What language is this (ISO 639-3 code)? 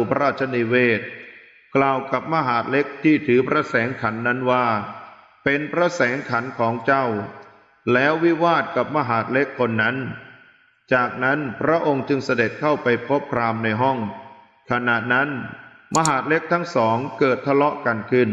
tha